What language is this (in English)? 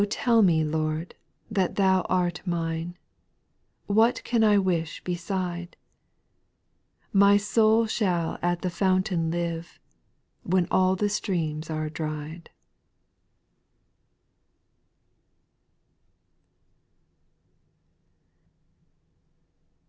English